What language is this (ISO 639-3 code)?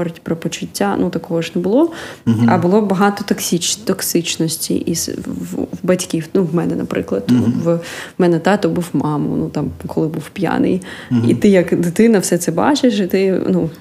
ukr